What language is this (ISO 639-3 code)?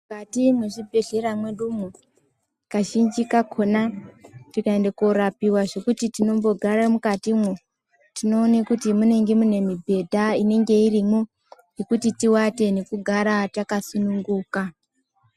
ndc